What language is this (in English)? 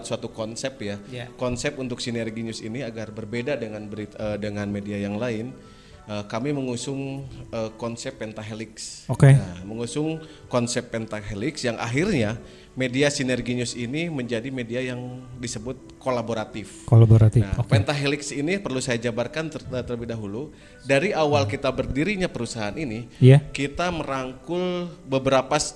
Indonesian